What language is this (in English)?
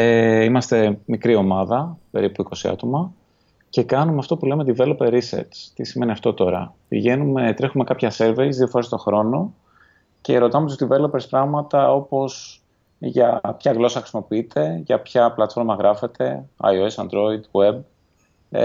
Greek